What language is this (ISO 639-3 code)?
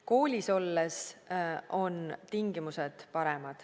est